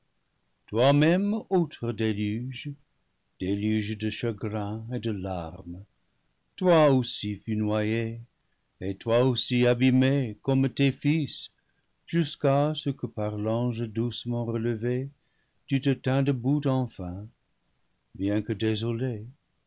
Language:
French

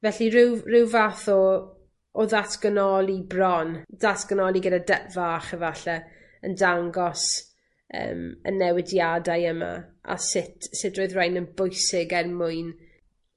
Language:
Welsh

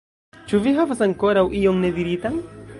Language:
Esperanto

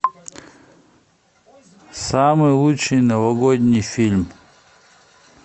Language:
Russian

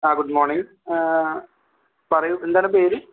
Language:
Malayalam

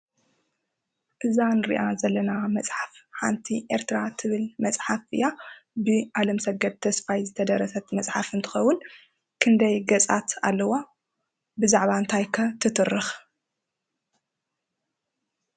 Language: Tigrinya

